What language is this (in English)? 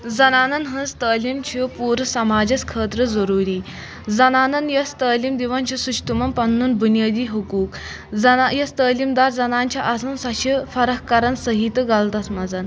Kashmiri